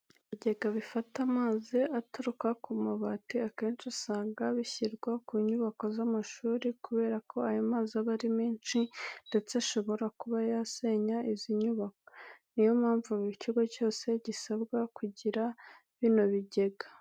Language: Kinyarwanda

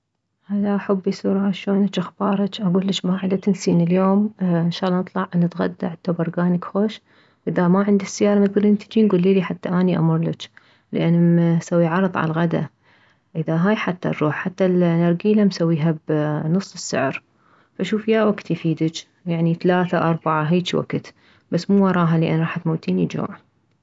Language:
Mesopotamian Arabic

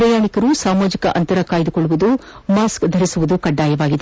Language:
Kannada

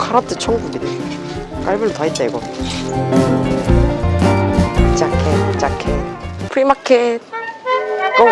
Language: Korean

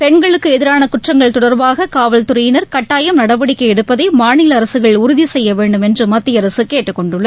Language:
Tamil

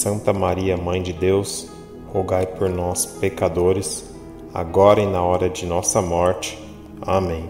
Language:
Portuguese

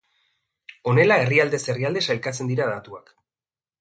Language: Basque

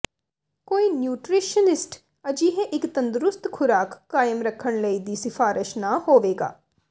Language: Punjabi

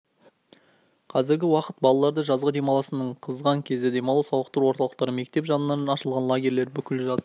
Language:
Kazakh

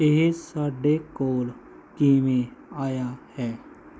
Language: Punjabi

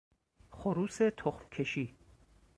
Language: Persian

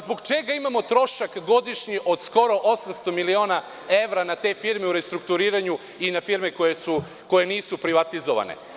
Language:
Serbian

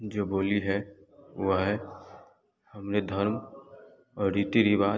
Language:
Hindi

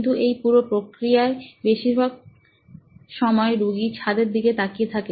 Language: Bangla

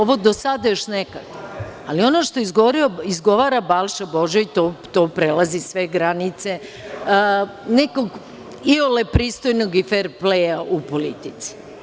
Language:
Serbian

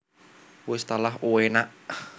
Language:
Javanese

